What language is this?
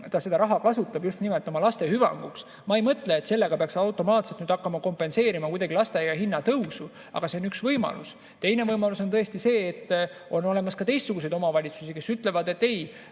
Estonian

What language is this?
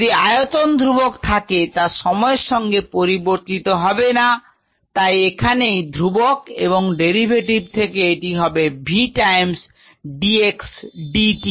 Bangla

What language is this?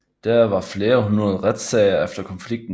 Danish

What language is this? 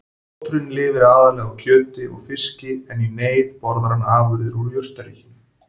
Icelandic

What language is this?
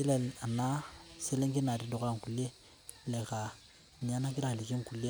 Masai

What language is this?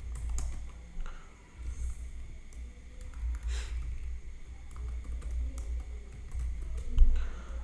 Vietnamese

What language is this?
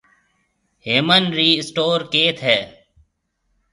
Marwari (Pakistan)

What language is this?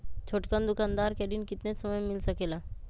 Magahi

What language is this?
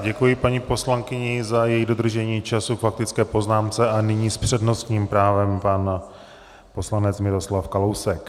Czech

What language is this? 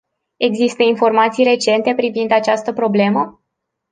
Romanian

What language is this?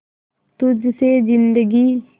Hindi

